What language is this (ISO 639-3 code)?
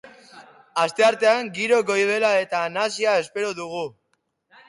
eus